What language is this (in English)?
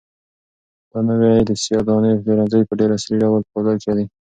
Pashto